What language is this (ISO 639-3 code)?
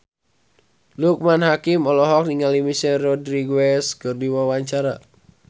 sun